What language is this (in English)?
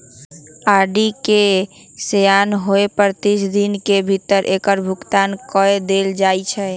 Magahi